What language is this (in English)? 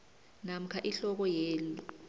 South Ndebele